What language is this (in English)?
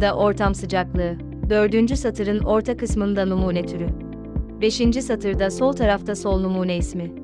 Turkish